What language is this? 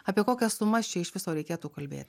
Lithuanian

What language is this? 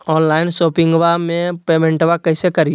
Magahi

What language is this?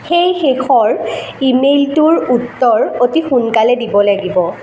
Assamese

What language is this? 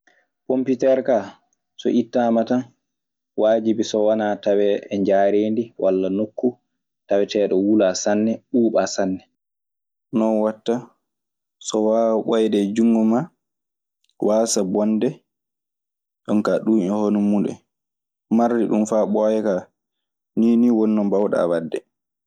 Maasina Fulfulde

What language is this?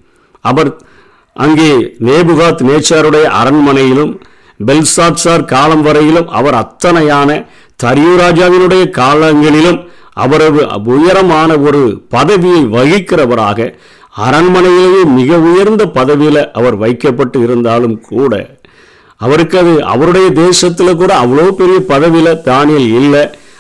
Tamil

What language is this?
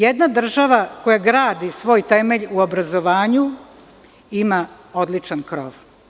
Serbian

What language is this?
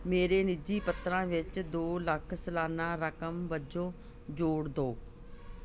Punjabi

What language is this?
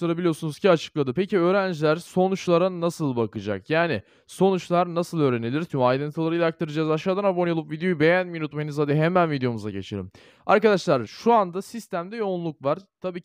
Turkish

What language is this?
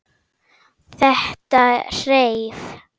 Icelandic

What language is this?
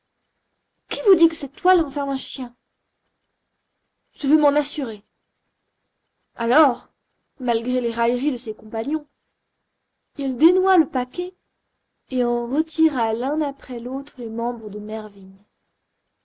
French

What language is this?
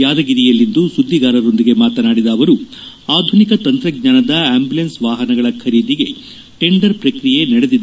Kannada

